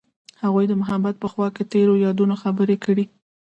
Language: Pashto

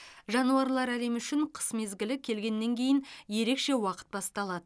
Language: Kazakh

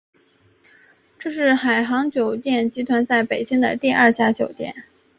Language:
Chinese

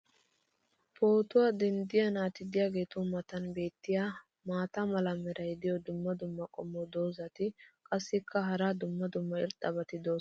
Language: Wolaytta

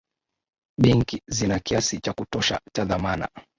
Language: Swahili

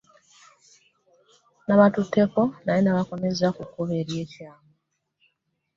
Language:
Ganda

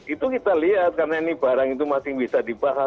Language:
Indonesian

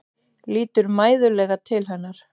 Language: Icelandic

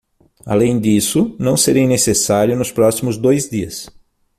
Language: Portuguese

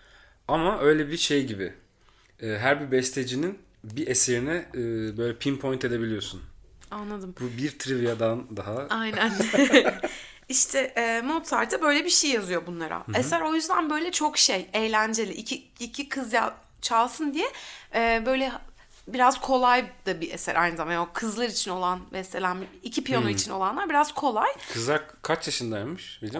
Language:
Turkish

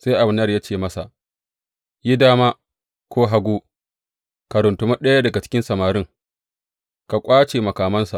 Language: Hausa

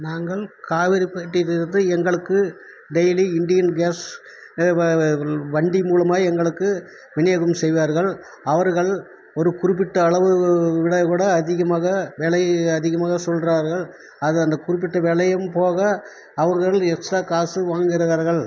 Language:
Tamil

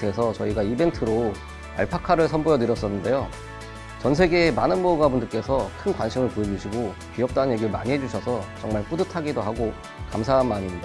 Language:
Korean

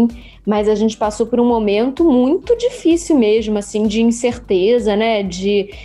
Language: Portuguese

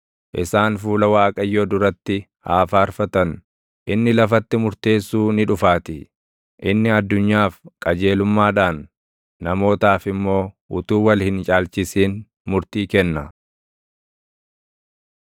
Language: Oromo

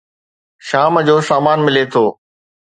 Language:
Sindhi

